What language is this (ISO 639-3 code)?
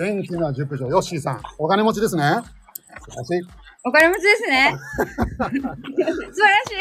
jpn